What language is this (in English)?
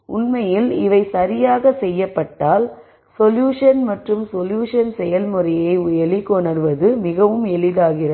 Tamil